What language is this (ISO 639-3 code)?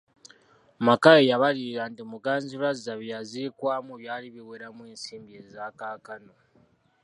lug